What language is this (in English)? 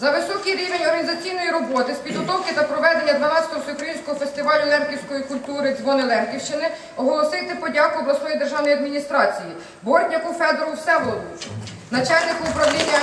Ukrainian